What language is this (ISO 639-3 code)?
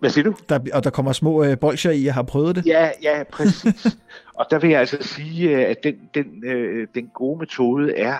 dan